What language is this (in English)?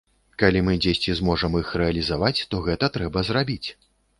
Belarusian